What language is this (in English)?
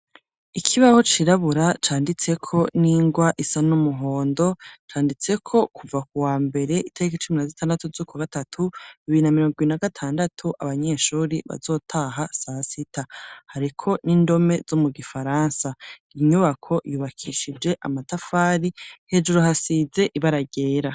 Rundi